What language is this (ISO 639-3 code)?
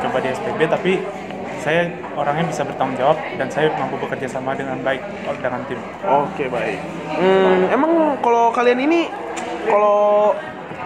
ind